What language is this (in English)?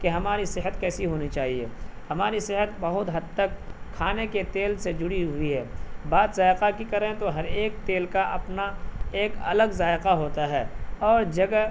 Urdu